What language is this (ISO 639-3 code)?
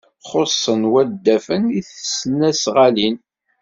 kab